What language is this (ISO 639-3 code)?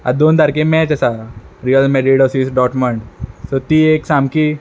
kok